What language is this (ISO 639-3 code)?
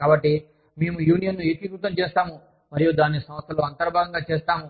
tel